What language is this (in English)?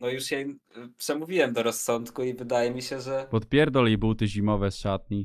Polish